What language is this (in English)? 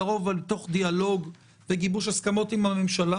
Hebrew